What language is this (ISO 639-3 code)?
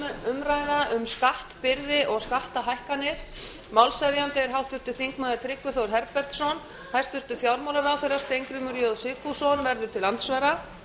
isl